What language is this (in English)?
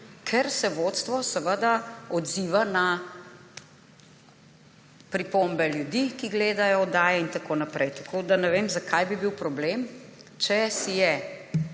Slovenian